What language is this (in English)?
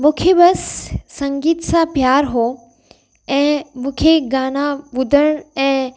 Sindhi